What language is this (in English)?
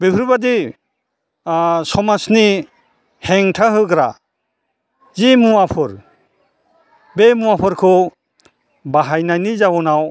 Bodo